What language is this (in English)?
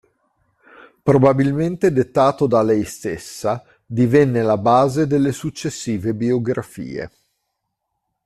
Italian